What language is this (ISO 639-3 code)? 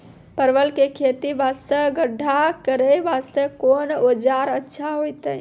mai